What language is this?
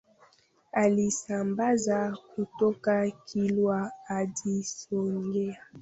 Swahili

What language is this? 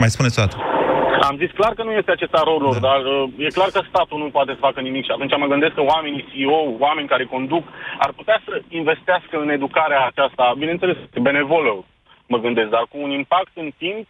Romanian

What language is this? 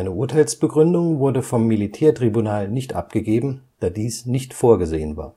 German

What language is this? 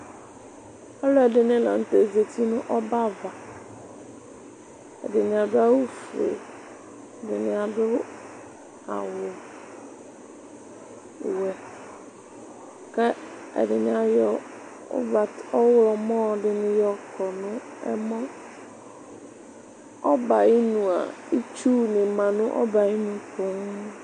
Ikposo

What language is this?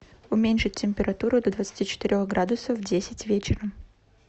Russian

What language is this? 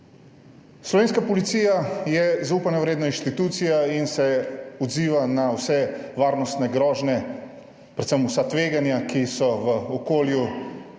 Slovenian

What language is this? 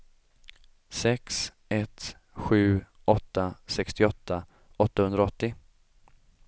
Swedish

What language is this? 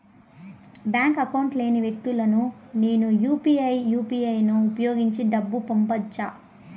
Telugu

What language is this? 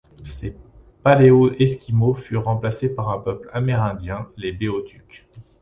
French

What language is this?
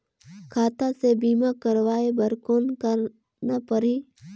Chhattisgarhi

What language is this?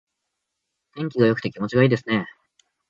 Japanese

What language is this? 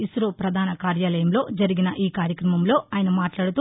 Telugu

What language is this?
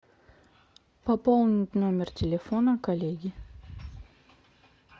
Russian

